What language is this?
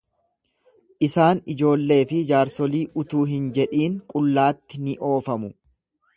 Oromo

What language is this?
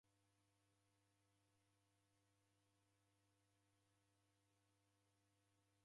Taita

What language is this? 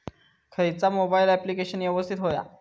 Marathi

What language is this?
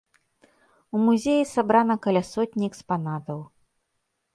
Belarusian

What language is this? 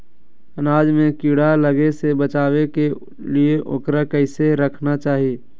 Magahi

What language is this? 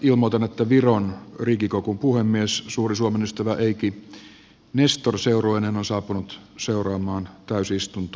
Finnish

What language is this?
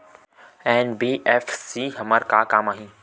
Chhattisgarhi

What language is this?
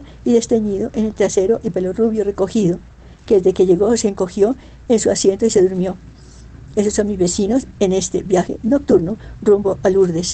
Spanish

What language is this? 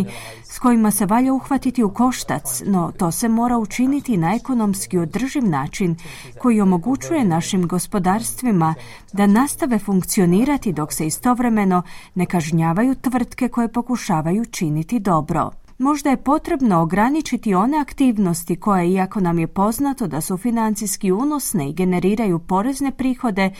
Croatian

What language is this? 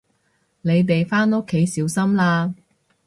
Cantonese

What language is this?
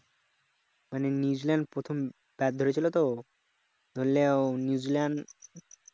Bangla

